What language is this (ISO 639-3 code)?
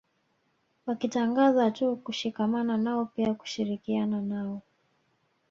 swa